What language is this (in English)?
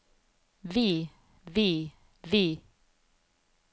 Norwegian